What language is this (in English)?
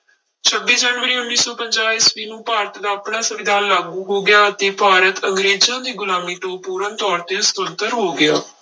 Punjabi